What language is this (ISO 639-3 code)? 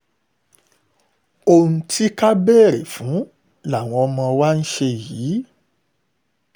yor